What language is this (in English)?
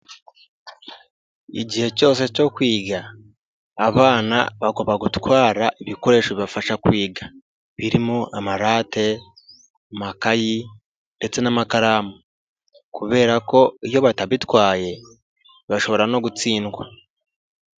Kinyarwanda